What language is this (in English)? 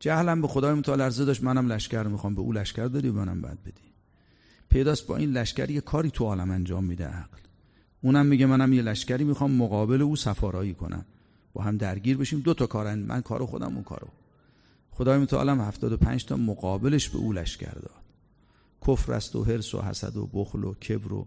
Persian